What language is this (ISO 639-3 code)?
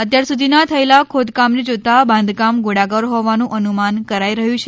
guj